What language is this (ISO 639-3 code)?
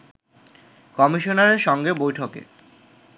ben